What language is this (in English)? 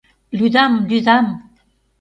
Mari